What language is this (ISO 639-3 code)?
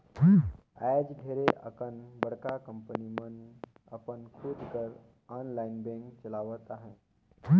hne